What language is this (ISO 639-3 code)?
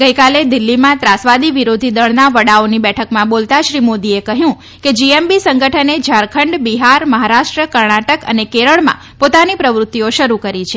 guj